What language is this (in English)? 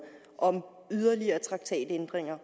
Danish